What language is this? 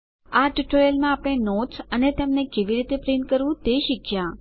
Gujarati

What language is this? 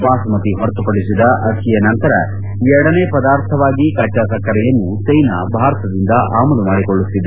Kannada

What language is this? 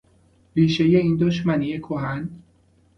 Persian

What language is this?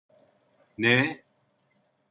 Turkish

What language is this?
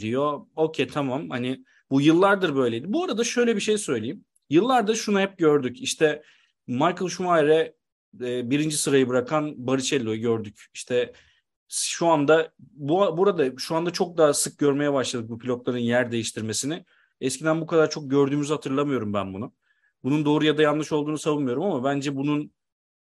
Turkish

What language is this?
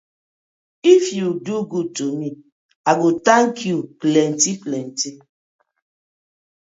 Nigerian Pidgin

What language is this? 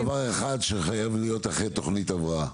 Hebrew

